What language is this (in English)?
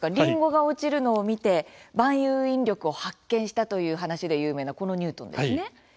Japanese